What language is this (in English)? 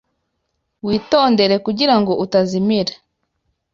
Kinyarwanda